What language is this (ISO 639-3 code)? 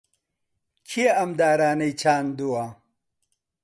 ckb